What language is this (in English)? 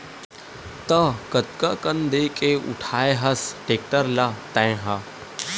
Chhattisgarhi